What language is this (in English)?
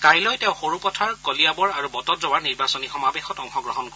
Assamese